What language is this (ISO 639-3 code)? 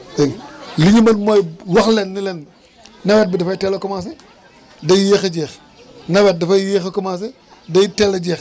wol